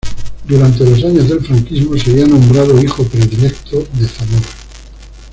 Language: Spanish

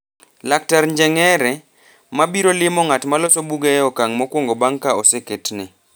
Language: Luo (Kenya and Tanzania)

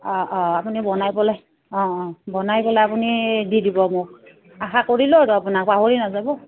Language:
Assamese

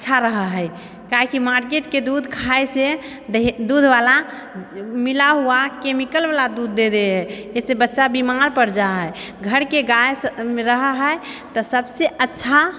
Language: Maithili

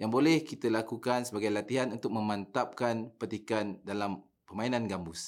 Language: Malay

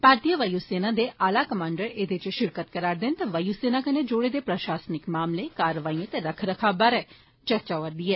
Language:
Dogri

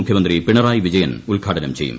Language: Malayalam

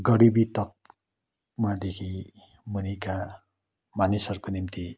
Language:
Nepali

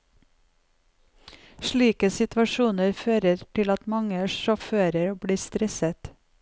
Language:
Norwegian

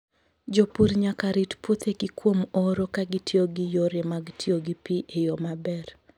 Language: Luo (Kenya and Tanzania)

